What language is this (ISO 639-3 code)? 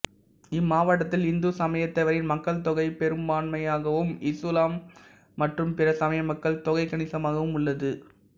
tam